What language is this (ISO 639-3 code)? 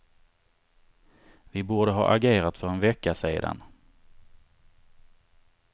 swe